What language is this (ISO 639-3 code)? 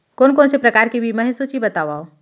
hne